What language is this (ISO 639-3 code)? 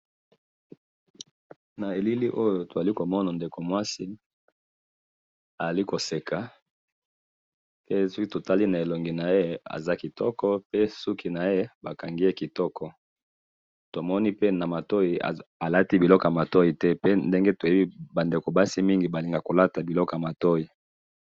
lin